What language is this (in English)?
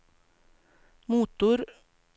Swedish